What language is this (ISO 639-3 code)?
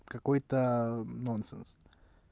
rus